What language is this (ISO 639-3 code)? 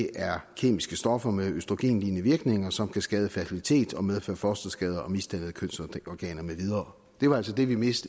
dan